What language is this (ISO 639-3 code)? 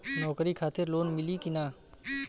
bho